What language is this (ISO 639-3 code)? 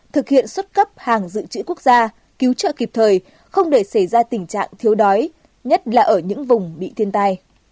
vie